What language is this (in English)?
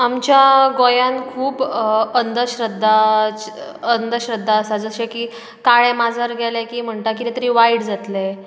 Konkani